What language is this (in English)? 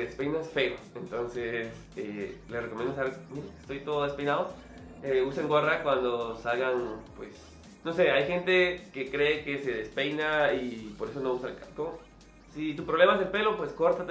Spanish